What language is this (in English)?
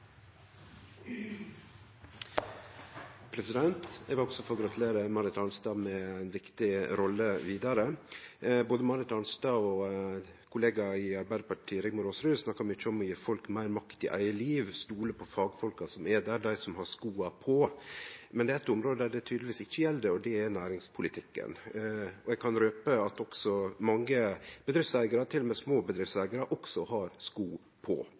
Norwegian Nynorsk